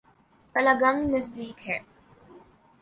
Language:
Urdu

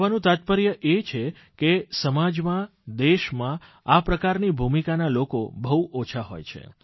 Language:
Gujarati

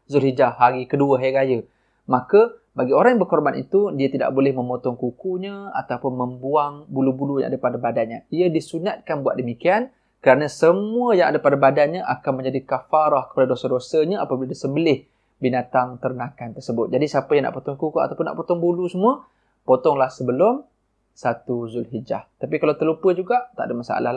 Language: Malay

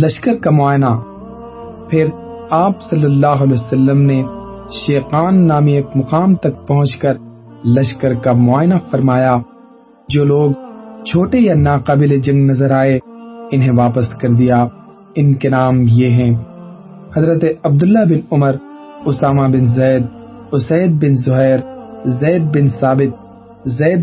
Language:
Urdu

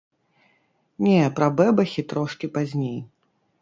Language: Belarusian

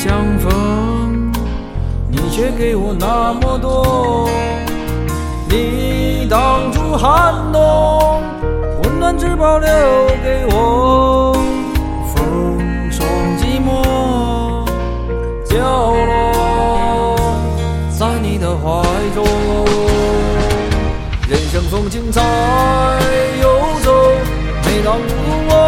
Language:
Chinese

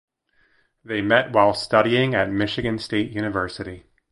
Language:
English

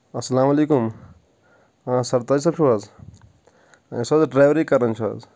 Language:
Kashmiri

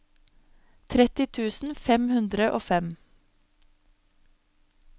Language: Norwegian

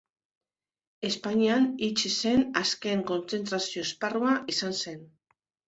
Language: Basque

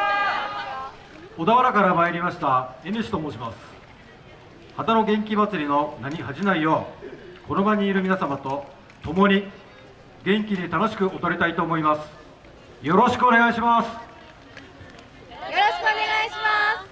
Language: Japanese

